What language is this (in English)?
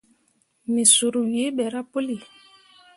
Mundang